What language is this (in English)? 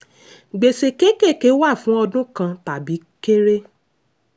Yoruba